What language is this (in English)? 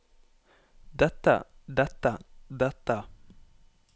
Norwegian